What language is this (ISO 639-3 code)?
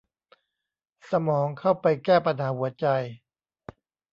tha